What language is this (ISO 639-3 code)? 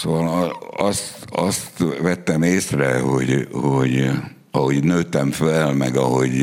hun